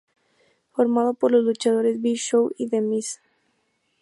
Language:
Spanish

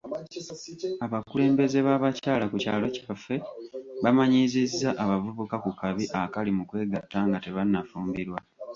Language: Ganda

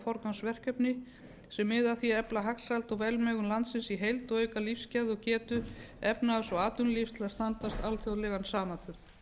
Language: Icelandic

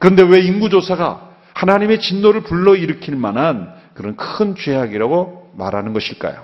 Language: Korean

